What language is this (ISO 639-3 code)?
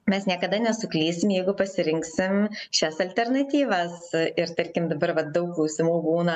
lit